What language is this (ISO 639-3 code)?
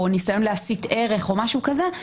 heb